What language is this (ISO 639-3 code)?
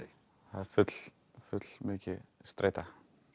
isl